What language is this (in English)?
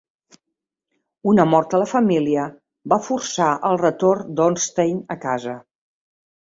Catalan